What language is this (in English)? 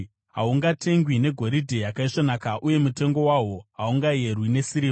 Shona